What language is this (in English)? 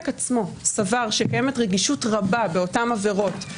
Hebrew